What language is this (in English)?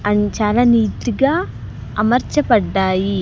Telugu